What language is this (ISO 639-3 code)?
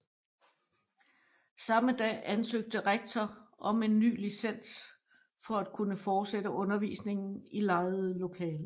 dan